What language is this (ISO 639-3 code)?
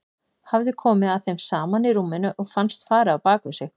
isl